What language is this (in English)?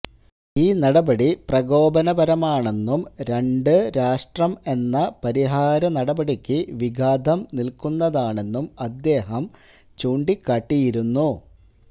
Malayalam